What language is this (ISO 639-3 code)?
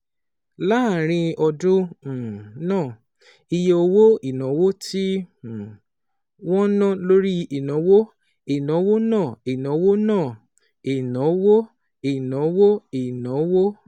yor